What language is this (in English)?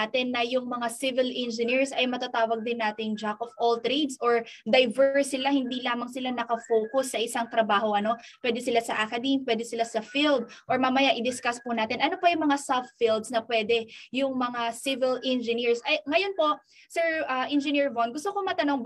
Filipino